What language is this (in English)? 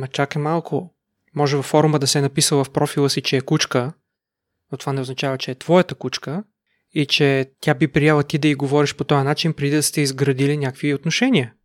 Bulgarian